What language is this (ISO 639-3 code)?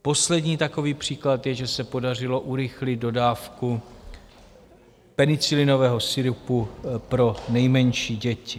ces